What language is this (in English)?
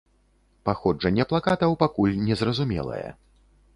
Belarusian